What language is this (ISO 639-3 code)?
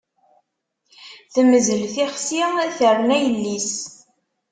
kab